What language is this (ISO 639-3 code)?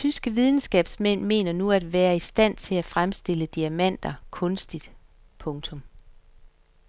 dan